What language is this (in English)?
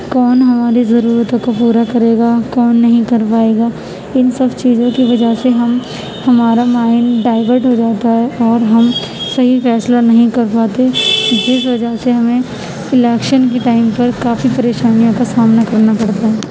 Urdu